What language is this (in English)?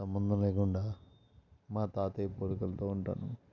Telugu